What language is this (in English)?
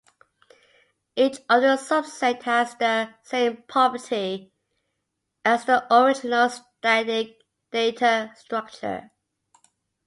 English